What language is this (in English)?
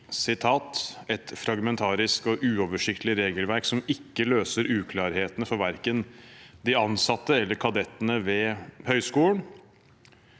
Norwegian